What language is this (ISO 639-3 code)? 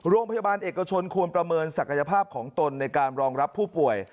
tha